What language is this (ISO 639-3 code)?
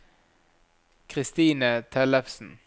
nor